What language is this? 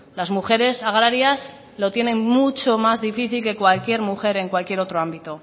Spanish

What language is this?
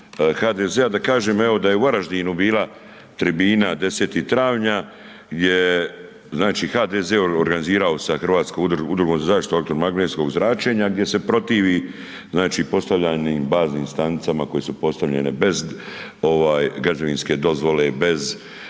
Croatian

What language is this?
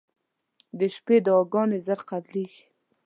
Pashto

